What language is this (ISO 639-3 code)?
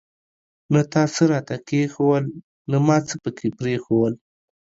pus